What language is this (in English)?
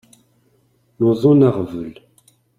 Kabyle